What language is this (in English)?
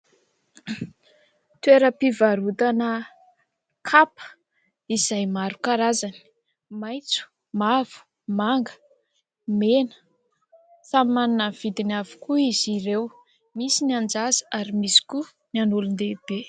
Malagasy